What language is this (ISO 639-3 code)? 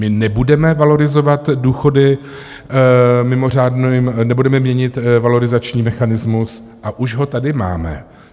ces